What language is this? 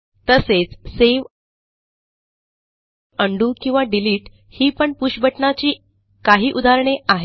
Marathi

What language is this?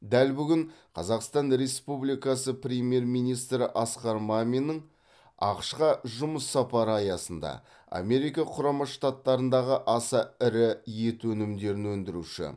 Kazakh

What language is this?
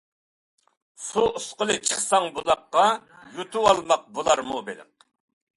Uyghur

